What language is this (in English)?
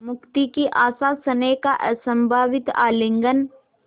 Hindi